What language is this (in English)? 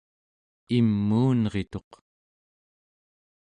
Central Yupik